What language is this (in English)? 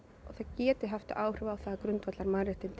Icelandic